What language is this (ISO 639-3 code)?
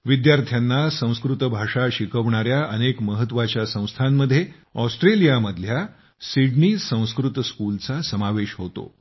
mar